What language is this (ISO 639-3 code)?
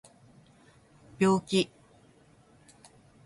jpn